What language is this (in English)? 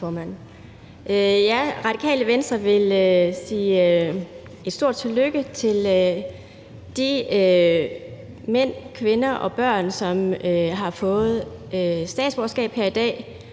Danish